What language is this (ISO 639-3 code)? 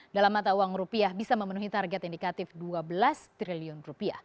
ind